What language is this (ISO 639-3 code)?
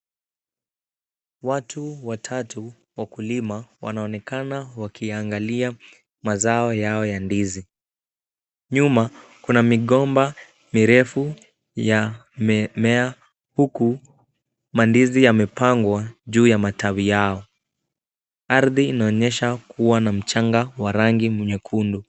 swa